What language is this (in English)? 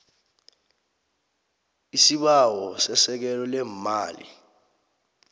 South Ndebele